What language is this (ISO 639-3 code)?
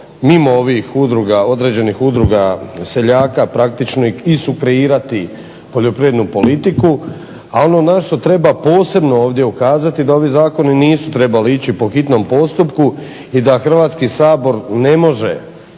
hrv